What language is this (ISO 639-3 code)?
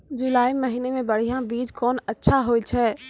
mai